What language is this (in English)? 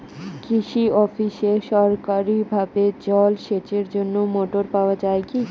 Bangla